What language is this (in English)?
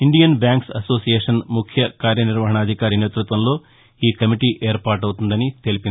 Telugu